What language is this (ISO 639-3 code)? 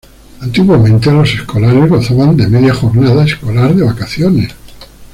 spa